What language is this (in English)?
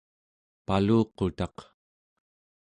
Central Yupik